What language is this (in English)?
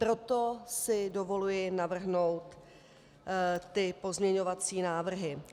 Czech